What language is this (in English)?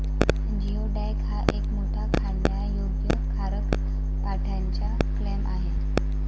Marathi